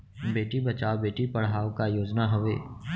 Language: Chhattisgarhi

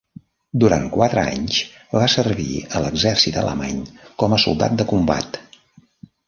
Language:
Catalan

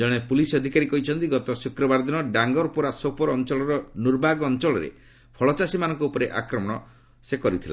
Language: Odia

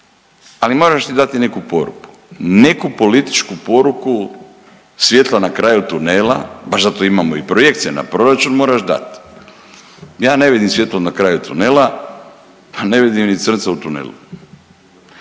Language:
Croatian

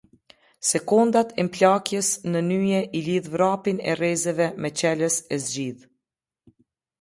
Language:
Albanian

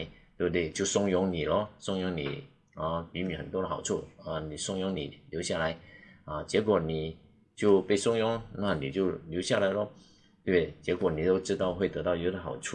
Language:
Chinese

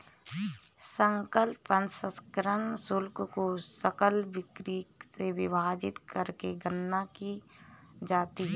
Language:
Hindi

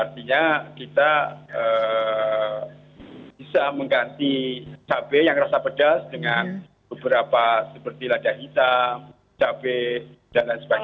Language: Indonesian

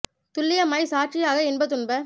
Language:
Tamil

